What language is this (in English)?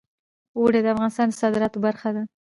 Pashto